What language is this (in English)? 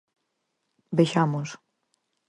Galician